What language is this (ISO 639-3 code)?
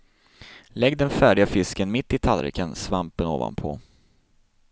swe